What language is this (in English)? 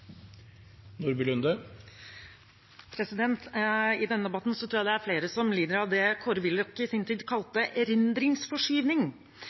Norwegian Bokmål